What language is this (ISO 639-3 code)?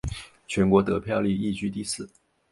zho